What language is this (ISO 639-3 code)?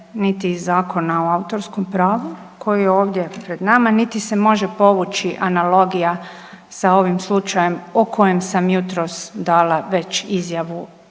hrv